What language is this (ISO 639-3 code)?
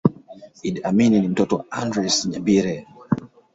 swa